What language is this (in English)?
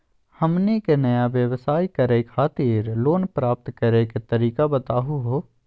Magahi